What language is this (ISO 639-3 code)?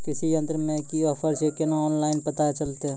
mai